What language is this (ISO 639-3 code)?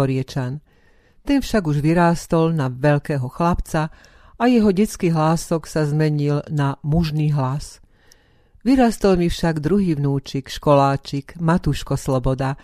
slk